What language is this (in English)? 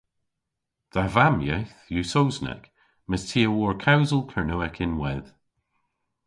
Cornish